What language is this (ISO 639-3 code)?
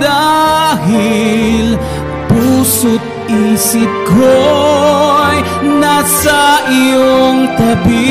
ind